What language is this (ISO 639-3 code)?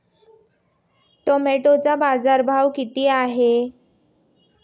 mar